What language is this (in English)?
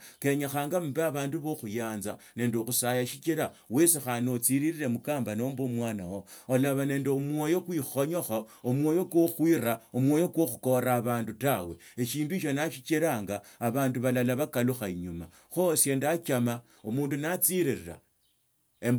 Tsotso